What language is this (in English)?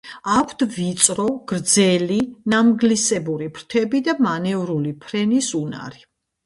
Georgian